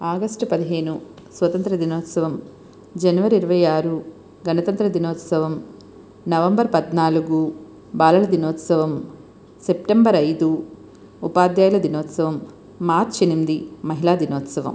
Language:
Telugu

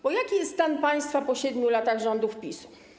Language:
Polish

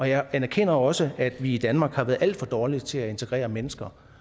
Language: Danish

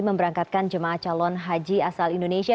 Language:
Indonesian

